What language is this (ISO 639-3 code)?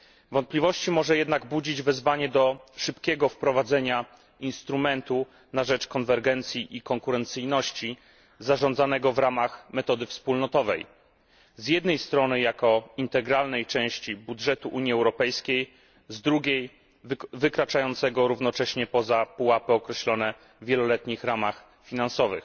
pol